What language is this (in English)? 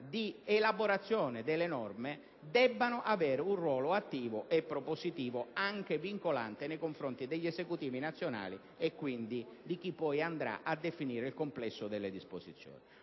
Italian